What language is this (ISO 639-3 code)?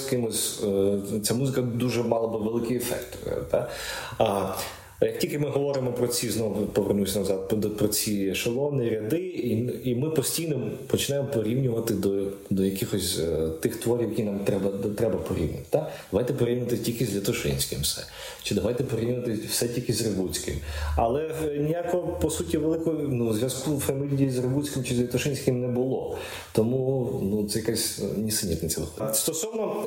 ukr